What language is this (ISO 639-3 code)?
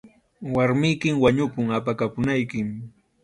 qxu